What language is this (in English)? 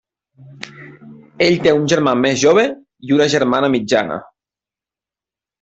Catalan